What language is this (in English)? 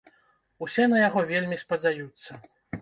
Belarusian